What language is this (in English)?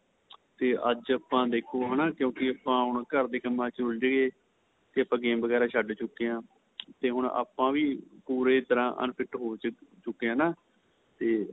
Punjabi